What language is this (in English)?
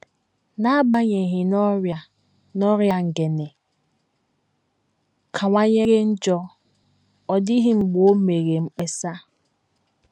Igbo